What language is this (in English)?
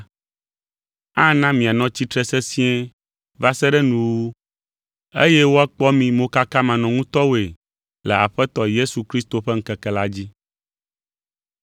Ewe